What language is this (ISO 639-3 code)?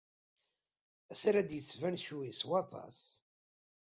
kab